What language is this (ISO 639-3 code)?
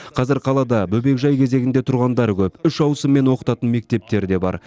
kaz